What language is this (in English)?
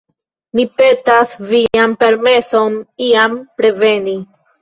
Esperanto